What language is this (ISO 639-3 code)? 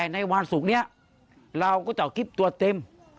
tha